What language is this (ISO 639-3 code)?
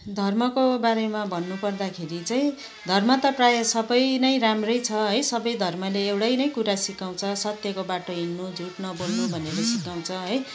nep